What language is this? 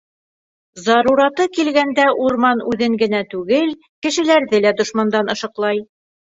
Bashkir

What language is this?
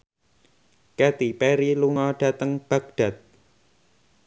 Javanese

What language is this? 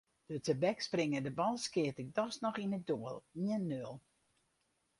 Western Frisian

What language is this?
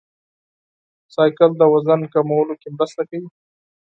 Pashto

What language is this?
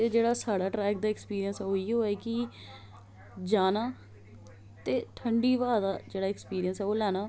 Dogri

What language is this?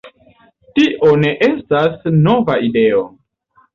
Esperanto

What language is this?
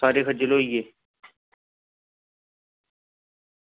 Dogri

